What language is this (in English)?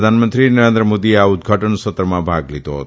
Gujarati